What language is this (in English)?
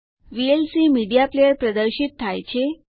Gujarati